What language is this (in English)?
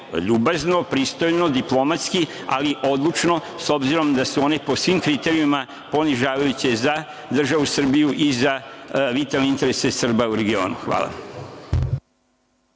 Serbian